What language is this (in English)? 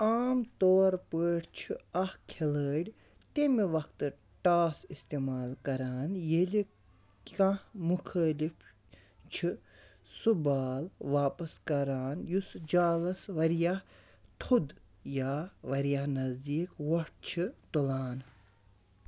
Kashmiri